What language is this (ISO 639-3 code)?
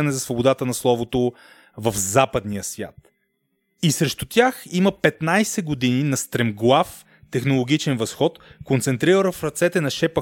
bul